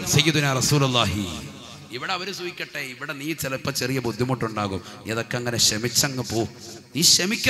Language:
Arabic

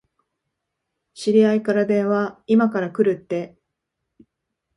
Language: Japanese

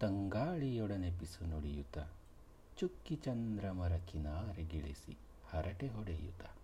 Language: Kannada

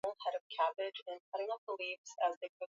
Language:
Swahili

